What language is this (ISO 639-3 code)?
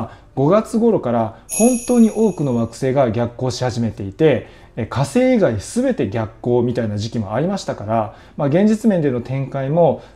jpn